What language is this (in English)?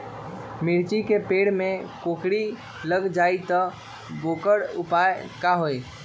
Magahi